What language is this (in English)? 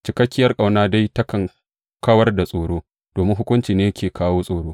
Hausa